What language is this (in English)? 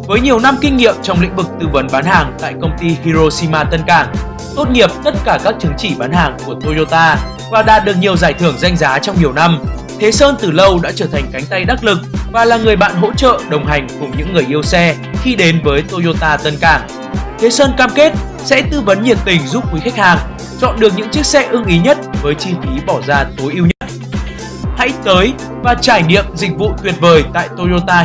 Vietnamese